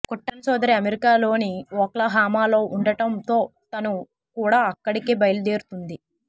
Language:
Telugu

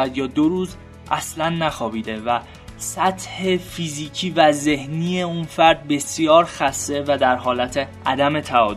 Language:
Persian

